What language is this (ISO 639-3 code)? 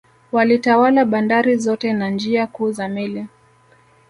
swa